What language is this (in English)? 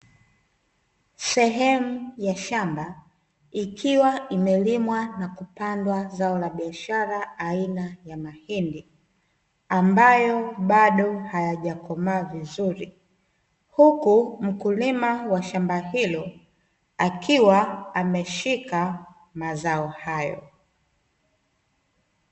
Swahili